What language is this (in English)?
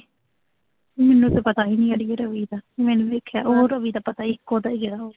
Punjabi